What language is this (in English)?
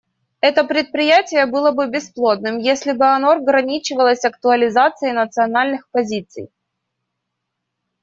Russian